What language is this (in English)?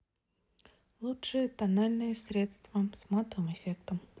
Russian